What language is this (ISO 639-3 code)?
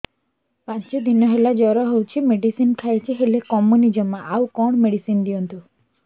ori